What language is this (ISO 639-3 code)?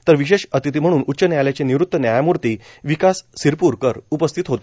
mar